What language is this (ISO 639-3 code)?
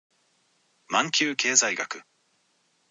jpn